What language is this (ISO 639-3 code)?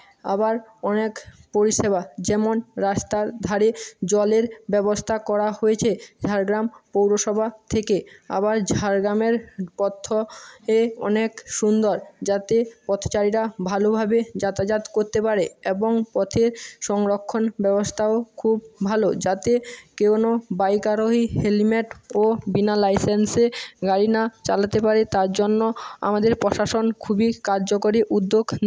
ben